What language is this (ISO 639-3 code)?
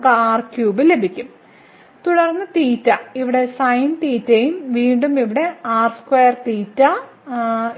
mal